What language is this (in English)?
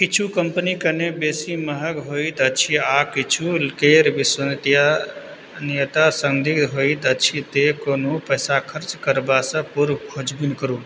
Maithili